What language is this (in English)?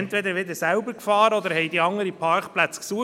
Swiss German